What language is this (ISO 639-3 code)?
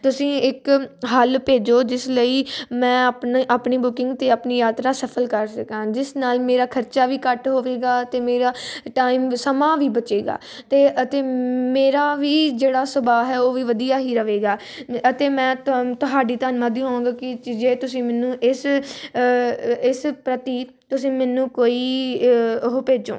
pan